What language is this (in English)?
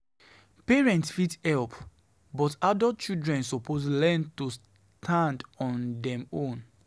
Nigerian Pidgin